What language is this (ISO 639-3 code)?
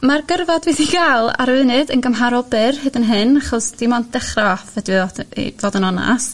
cym